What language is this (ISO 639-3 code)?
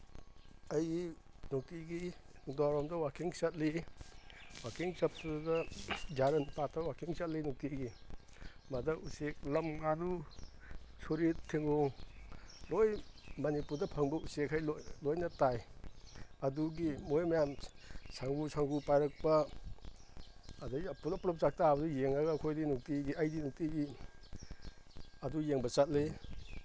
mni